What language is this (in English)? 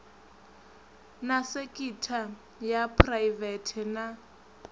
Venda